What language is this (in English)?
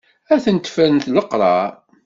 Kabyle